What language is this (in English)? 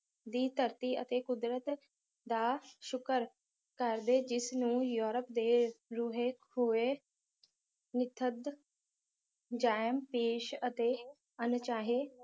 Punjabi